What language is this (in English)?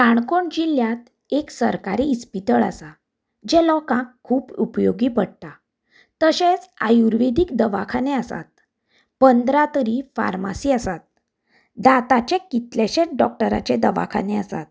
Konkani